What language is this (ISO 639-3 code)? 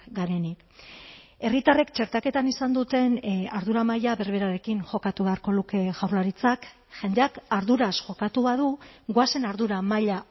eus